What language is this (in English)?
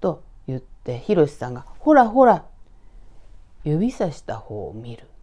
Japanese